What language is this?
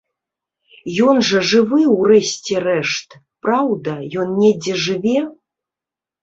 Belarusian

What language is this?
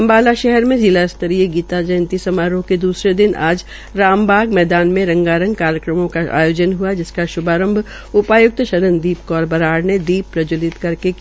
Hindi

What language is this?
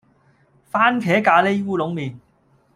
Cantonese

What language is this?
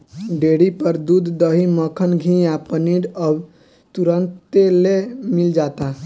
Bhojpuri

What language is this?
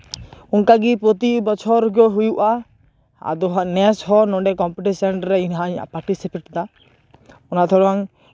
Santali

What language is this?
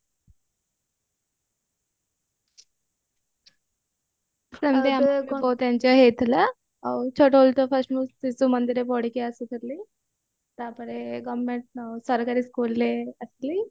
Odia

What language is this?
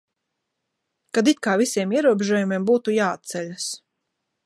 Latvian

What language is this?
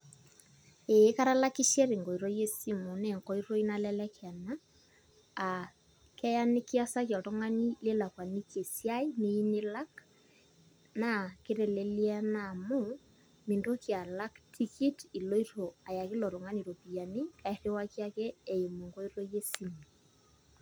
Masai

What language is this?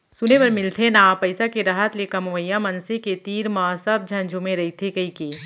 Chhattisgarhi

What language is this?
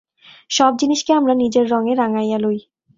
Bangla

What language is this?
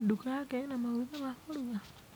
Kikuyu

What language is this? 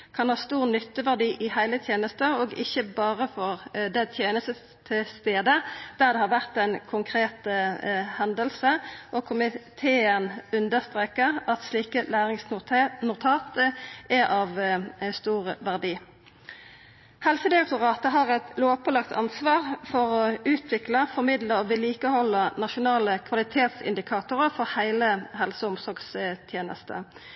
Norwegian Nynorsk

